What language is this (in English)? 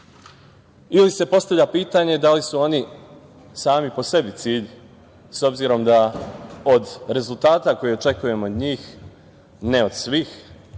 Serbian